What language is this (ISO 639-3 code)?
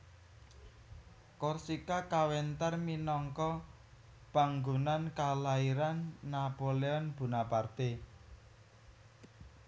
jav